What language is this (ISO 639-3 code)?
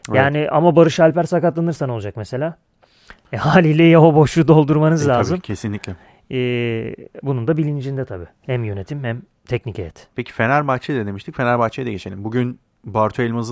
tur